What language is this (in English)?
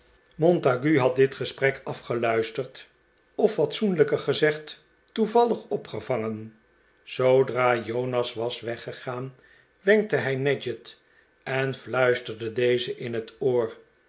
Dutch